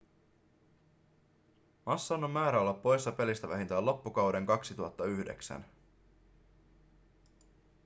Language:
Finnish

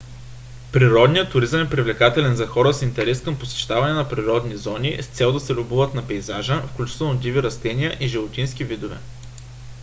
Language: Bulgarian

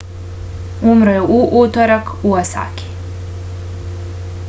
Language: Serbian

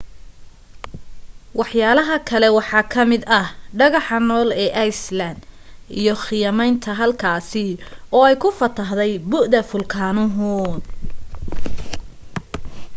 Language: Somali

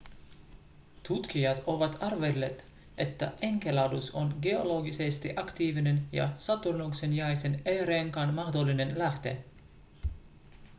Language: Finnish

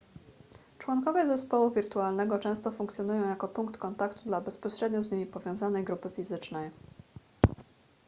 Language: Polish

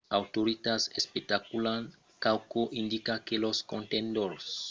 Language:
Occitan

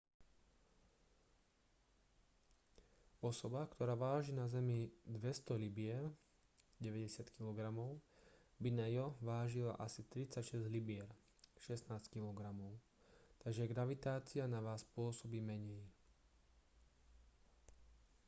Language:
Slovak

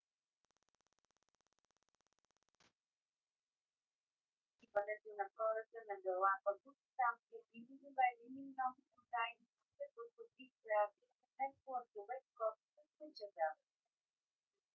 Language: Bulgarian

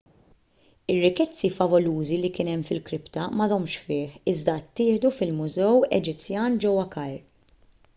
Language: Maltese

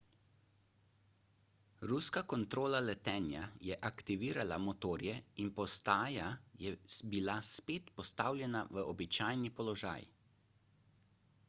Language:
Slovenian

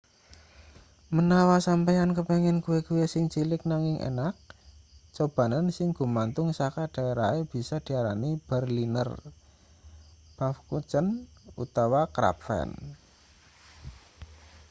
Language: Javanese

